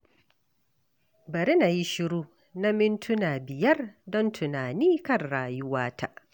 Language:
Hausa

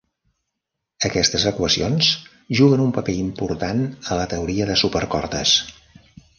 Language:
Catalan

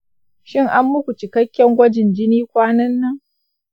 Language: Hausa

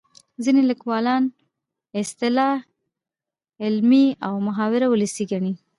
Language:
Pashto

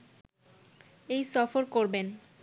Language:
Bangla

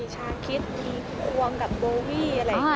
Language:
Thai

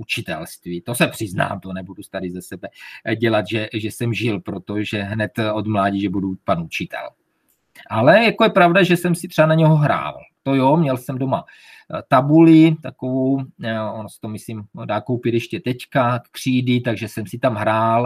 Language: Czech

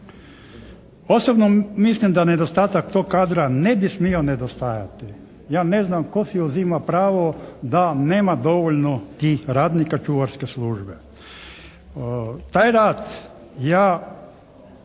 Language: Croatian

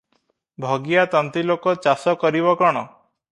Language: Odia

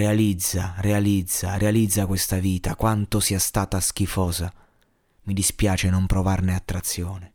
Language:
Italian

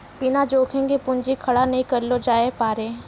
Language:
Maithili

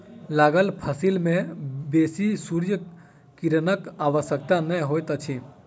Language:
Maithili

